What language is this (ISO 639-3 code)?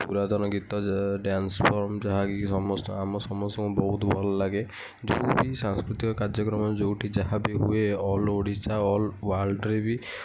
ori